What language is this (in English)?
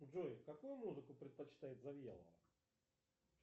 Russian